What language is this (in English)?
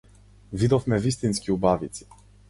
Macedonian